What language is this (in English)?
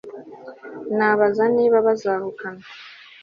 Kinyarwanda